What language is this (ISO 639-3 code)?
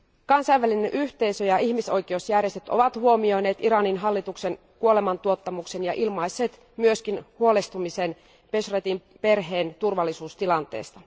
fin